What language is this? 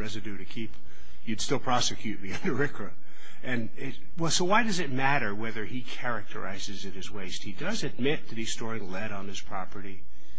English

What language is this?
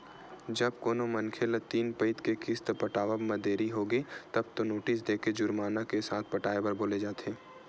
Chhattisgarhi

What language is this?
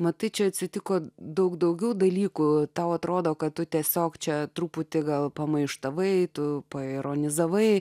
Lithuanian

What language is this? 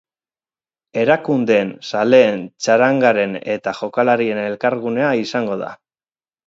Basque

